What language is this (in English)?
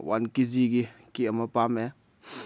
Manipuri